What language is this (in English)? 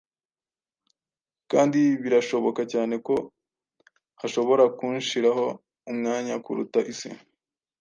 Kinyarwanda